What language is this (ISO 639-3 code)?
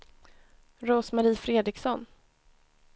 swe